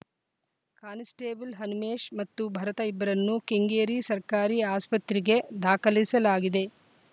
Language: Kannada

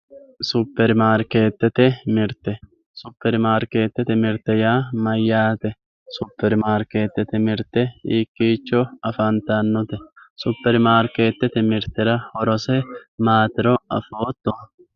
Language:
Sidamo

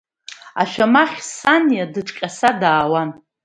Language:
Abkhazian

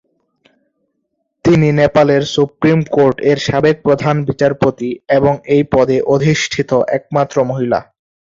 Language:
Bangla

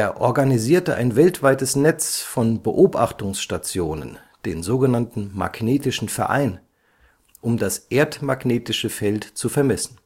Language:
German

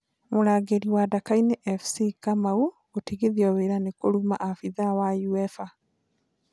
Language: Kikuyu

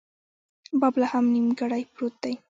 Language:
Pashto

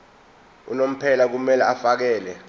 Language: Zulu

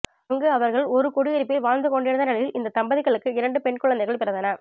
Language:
Tamil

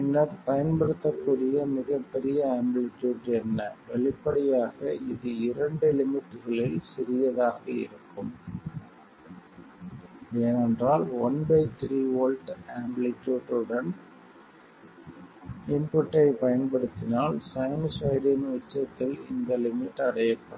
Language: Tamil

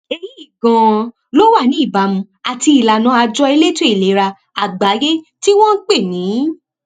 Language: Yoruba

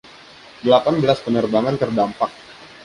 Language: Indonesian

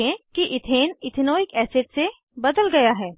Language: Hindi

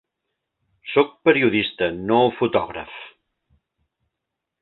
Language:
Catalan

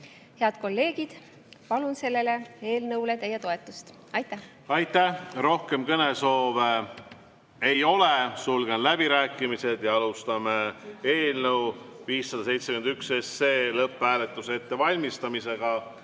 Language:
Estonian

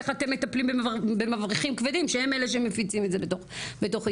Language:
Hebrew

